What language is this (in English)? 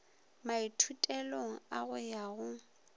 Northern Sotho